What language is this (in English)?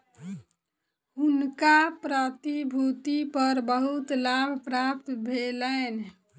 Maithili